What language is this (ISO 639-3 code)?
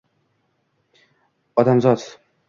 uzb